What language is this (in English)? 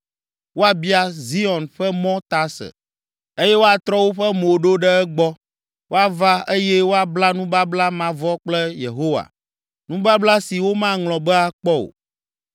Ewe